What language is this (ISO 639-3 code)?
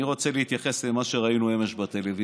heb